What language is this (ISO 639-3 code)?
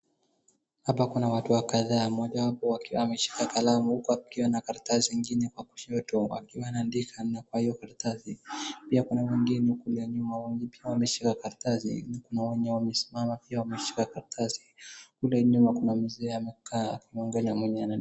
swa